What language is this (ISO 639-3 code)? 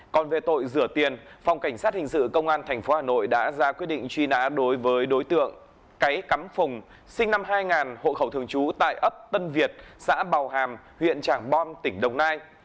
vie